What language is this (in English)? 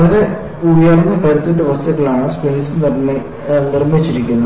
Malayalam